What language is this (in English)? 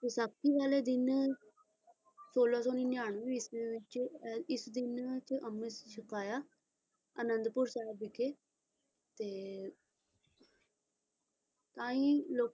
Punjabi